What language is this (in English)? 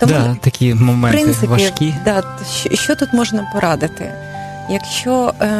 Ukrainian